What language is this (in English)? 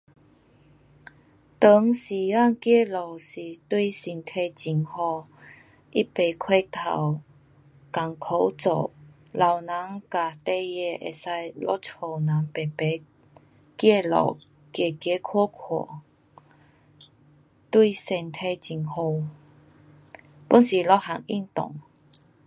Pu-Xian Chinese